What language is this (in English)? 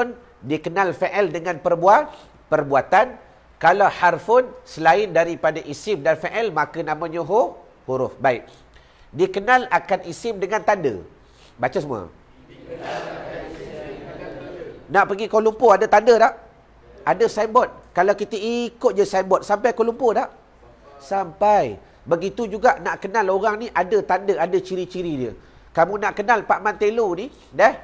Malay